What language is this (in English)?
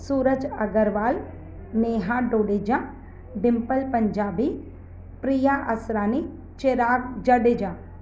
Sindhi